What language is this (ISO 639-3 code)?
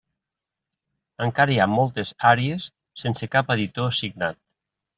cat